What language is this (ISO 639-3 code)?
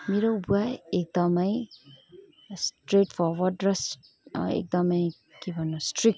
nep